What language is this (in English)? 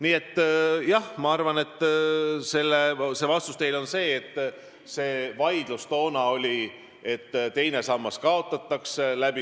Estonian